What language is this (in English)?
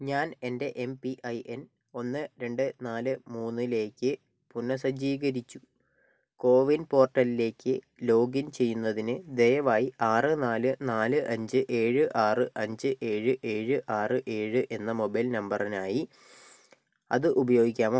Malayalam